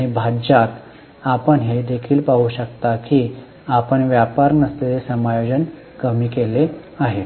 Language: Marathi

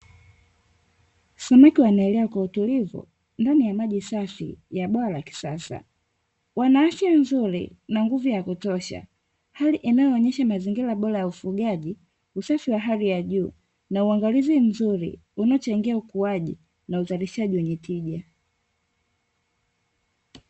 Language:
Swahili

